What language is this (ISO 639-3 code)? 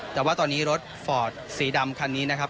tha